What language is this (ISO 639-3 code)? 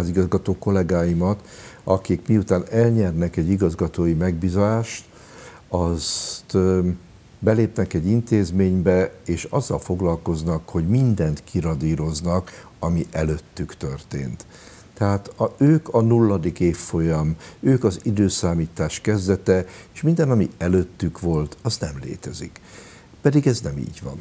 hun